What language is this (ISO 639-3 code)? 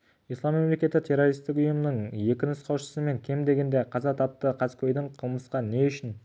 kaz